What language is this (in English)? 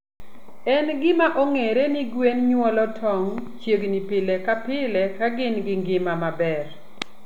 Luo (Kenya and Tanzania)